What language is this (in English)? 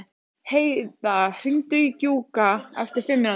Icelandic